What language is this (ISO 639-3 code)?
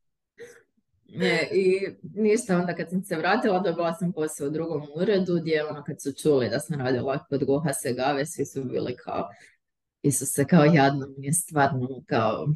hrv